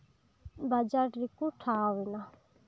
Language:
Santali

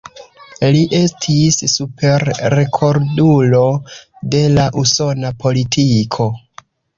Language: Esperanto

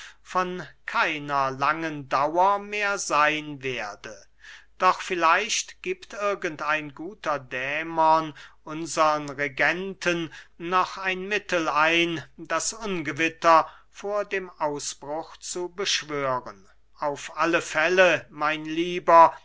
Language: German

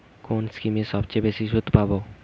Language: Bangla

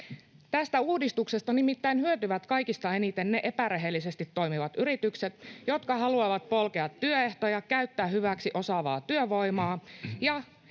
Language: Finnish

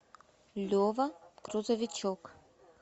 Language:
Russian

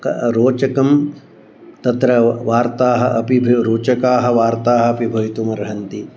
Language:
Sanskrit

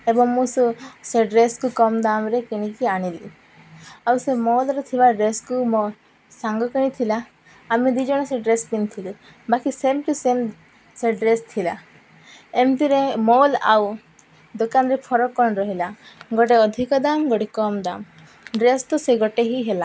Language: Odia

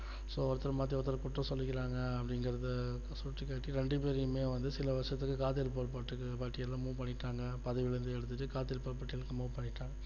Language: Tamil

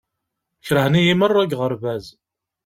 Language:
Kabyle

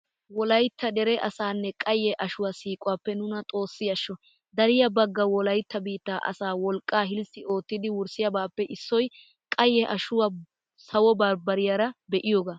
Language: Wolaytta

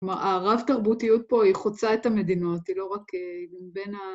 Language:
Hebrew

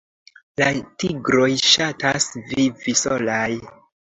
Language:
Esperanto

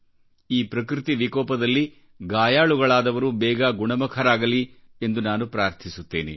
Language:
Kannada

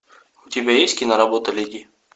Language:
Russian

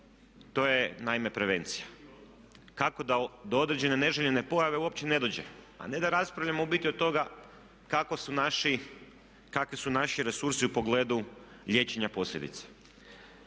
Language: Croatian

